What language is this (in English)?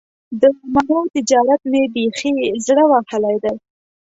Pashto